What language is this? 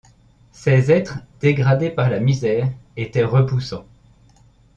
French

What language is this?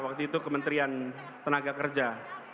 Indonesian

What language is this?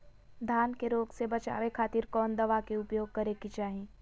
Magahi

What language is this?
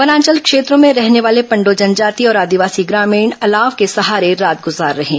Hindi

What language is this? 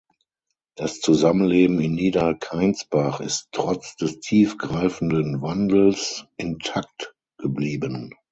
German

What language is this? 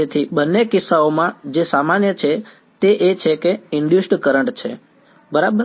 Gujarati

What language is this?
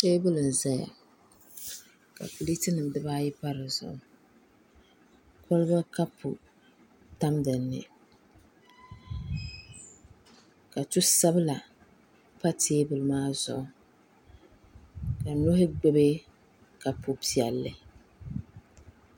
Dagbani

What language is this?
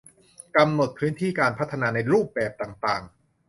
Thai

